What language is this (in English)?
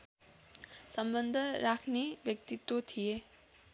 Nepali